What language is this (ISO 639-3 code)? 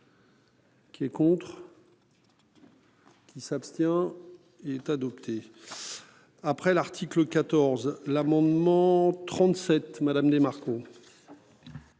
fra